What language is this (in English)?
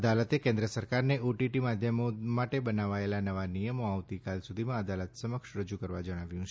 Gujarati